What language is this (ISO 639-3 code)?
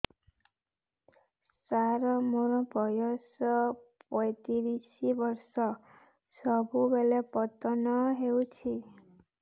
ori